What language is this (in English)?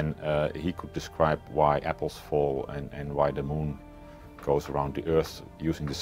English